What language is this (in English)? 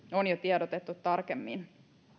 Finnish